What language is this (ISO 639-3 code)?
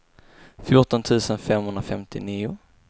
swe